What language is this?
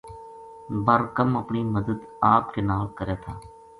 Gujari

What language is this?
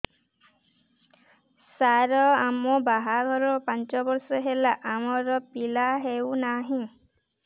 Odia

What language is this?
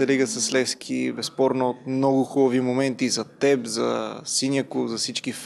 Bulgarian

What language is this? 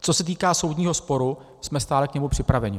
Czech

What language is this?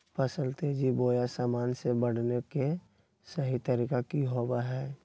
Magahi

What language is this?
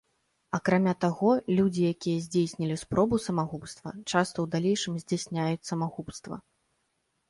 Belarusian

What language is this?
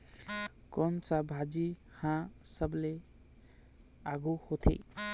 Chhattisgarhi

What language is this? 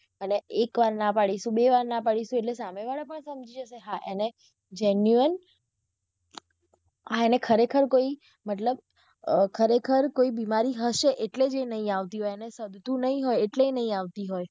Gujarati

